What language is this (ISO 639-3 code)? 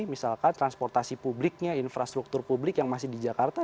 ind